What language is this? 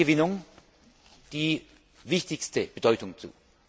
German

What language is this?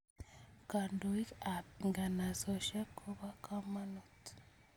Kalenjin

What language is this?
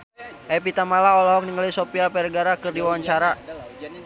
Sundanese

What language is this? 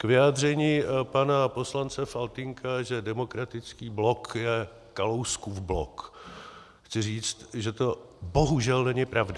Czech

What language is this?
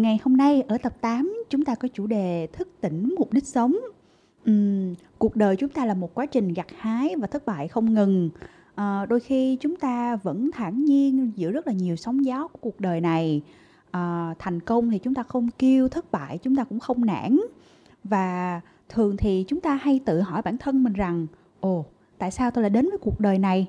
Vietnamese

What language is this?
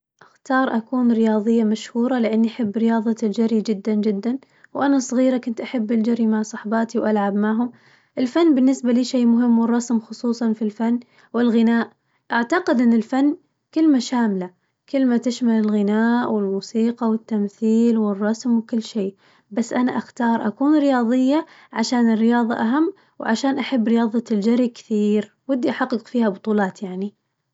Najdi Arabic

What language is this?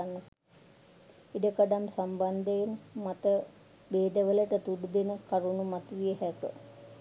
Sinhala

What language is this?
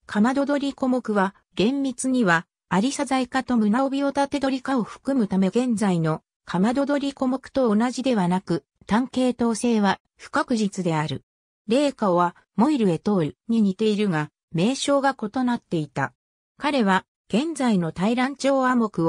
Japanese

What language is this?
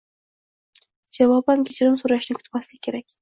Uzbek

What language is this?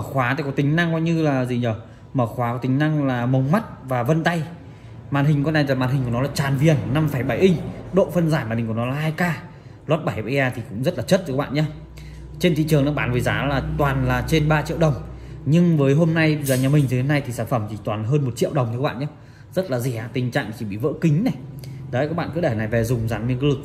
Vietnamese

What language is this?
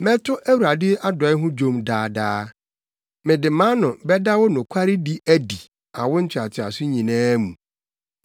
Akan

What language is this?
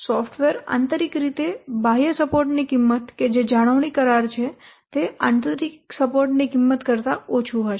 Gujarati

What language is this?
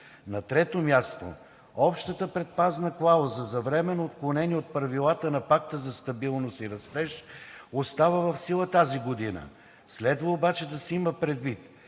Bulgarian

